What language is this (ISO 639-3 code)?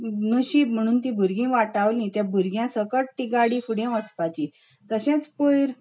kok